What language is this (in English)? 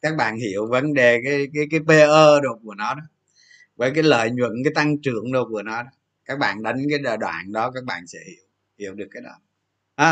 Vietnamese